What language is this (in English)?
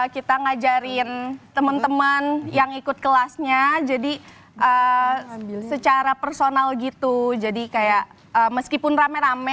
Indonesian